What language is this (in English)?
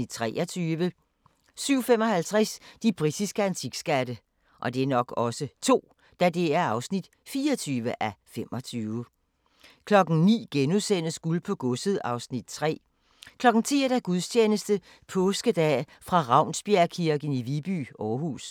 Danish